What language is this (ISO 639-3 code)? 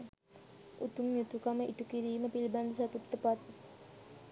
sin